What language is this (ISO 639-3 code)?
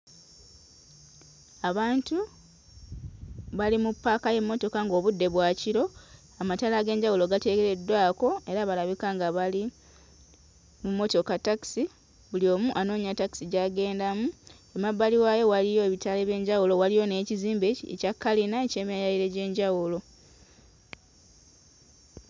lug